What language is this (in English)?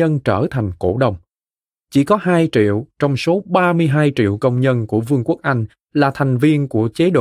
Vietnamese